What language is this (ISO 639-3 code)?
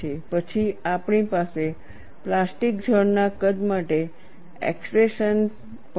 guj